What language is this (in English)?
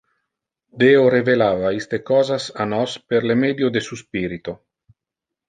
Interlingua